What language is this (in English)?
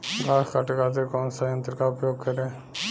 Bhojpuri